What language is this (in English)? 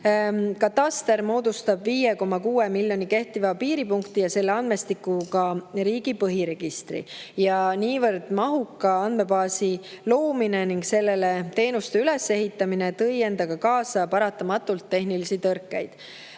Estonian